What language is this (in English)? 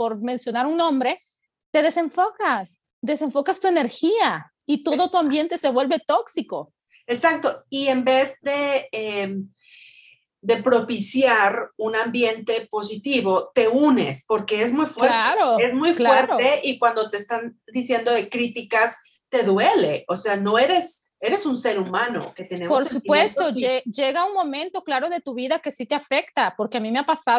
Spanish